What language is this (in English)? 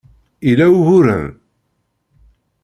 Kabyle